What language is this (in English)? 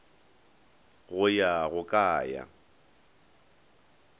Northern Sotho